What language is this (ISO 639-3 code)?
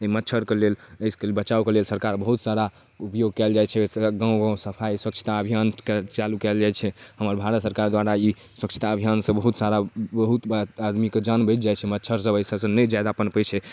mai